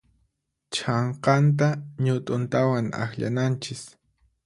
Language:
Puno Quechua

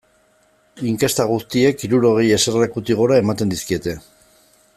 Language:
Basque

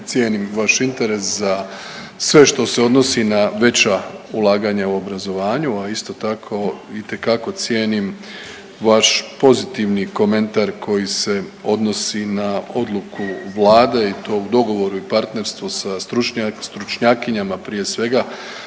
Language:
Croatian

